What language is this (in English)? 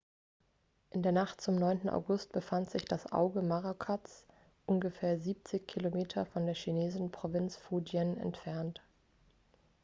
German